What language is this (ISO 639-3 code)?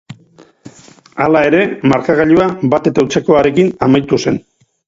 eus